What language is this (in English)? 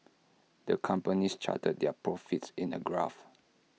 English